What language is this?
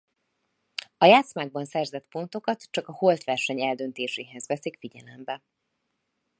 Hungarian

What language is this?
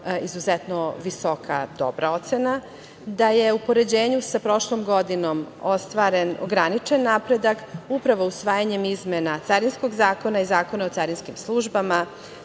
Serbian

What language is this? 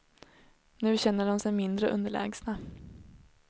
Swedish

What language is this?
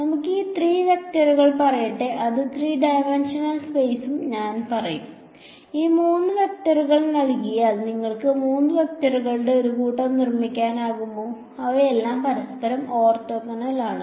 Malayalam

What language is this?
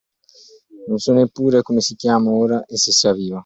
Italian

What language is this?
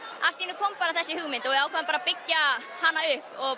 Icelandic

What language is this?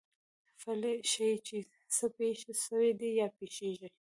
Pashto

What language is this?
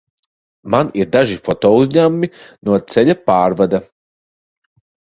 Latvian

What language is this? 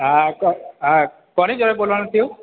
Gujarati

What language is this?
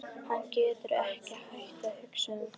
Icelandic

